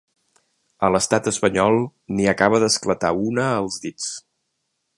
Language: Catalan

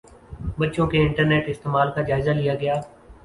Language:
Urdu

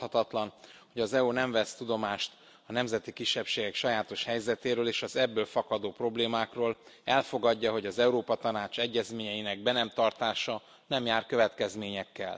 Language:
Hungarian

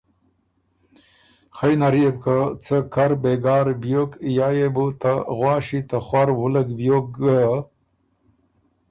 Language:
Ormuri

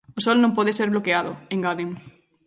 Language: Galician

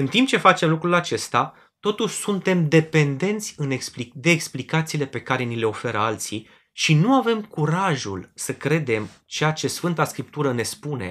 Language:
Romanian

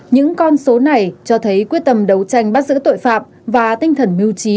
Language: Vietnamese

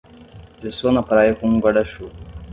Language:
Portuguese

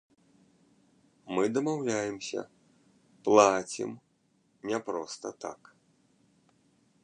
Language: Belarusian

